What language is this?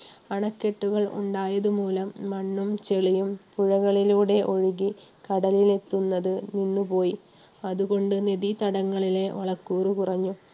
Malayalam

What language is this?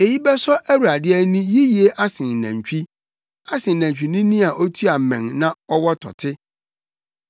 Akan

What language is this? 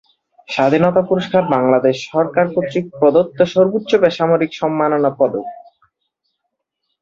Bangla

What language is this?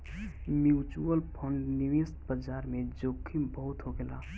Bhojpuri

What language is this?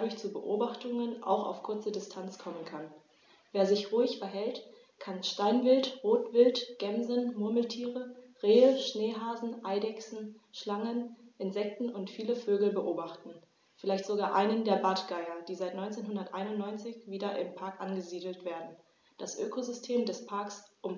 German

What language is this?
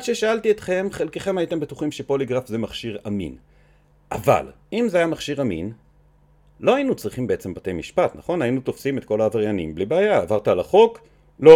Hebrew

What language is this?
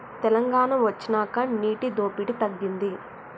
Telugu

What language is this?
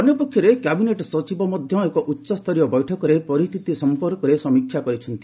Odia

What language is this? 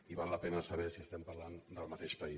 Catalan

